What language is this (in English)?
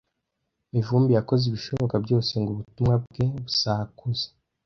Kinyarwanda